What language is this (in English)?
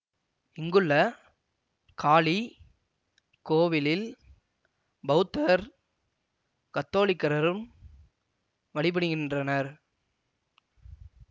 Tamil